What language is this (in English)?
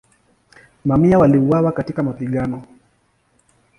Swahili